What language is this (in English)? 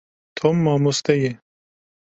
Kurdish